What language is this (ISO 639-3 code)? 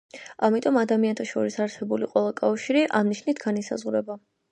kat